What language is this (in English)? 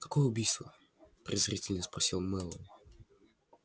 Russian